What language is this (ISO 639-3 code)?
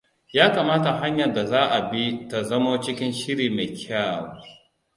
hau